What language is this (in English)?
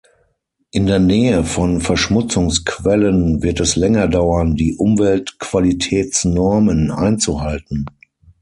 German